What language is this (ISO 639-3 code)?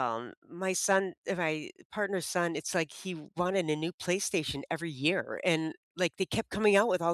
eng